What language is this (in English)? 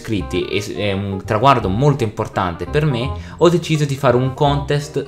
Italian